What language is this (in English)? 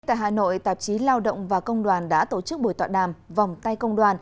Vietnamese